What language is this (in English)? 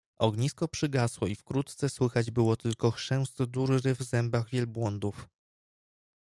Polish